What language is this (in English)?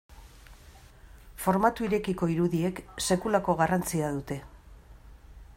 Basque